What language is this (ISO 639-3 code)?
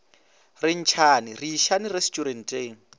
nso